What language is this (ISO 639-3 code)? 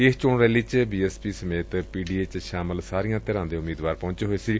pan